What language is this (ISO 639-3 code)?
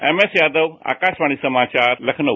hin